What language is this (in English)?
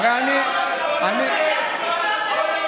Hebrew